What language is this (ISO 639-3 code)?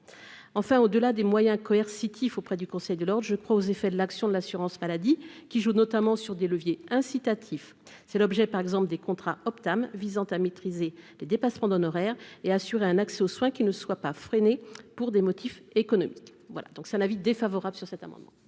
fra